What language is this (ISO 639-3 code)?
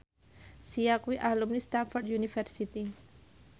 jav